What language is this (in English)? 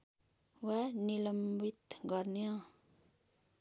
Nepali